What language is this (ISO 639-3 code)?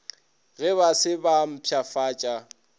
nso